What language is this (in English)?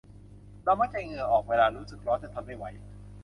Thai